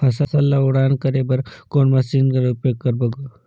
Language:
Chhattisgarhi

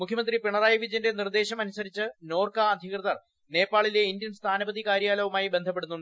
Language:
Malayalam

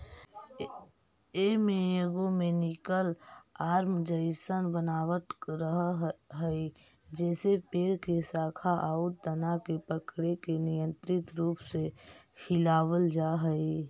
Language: Magahi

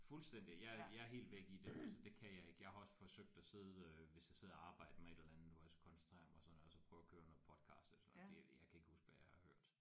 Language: Danish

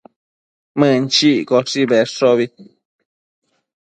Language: Matsés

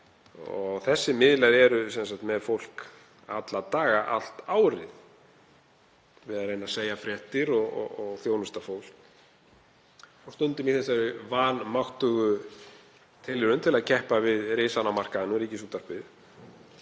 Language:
Icelandic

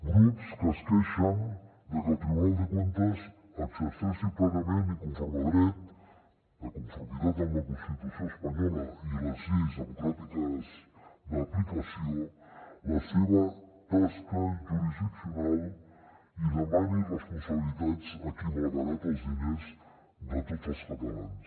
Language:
Catalan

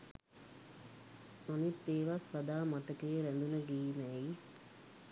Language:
Sinhala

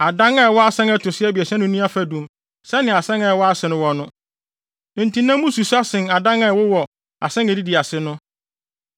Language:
Akan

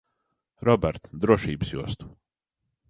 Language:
Latvian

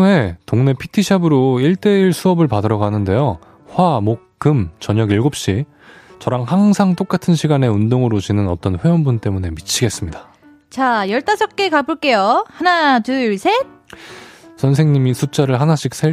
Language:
Korean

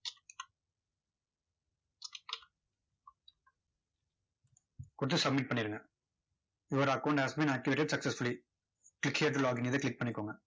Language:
Tamil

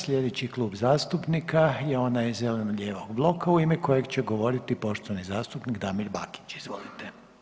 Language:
Croatian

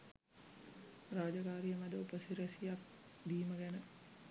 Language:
Sinhala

